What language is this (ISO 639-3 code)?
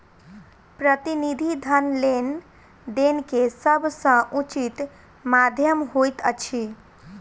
mai